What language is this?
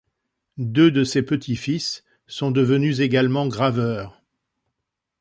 French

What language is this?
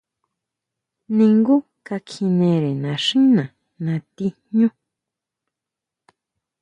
Huautla Mazatec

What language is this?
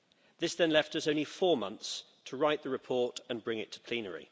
English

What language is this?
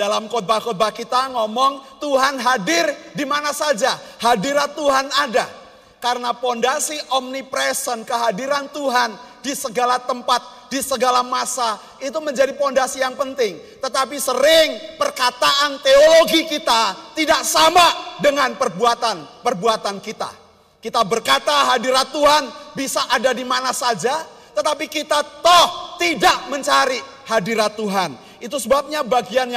Indonesian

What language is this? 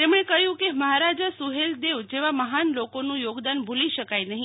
Gujarati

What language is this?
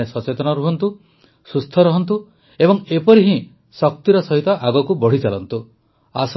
Odia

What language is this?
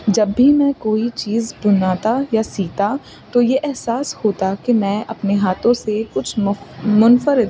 Urdu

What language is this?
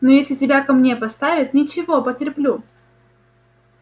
Russian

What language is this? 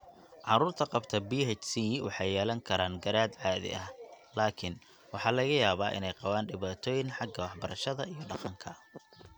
Somali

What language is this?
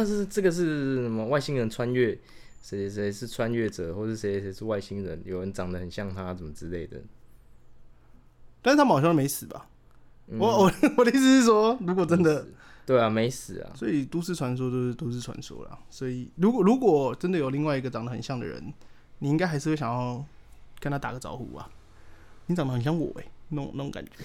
Chinese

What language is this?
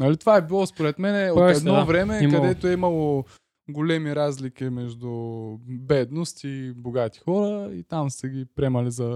Bulgarian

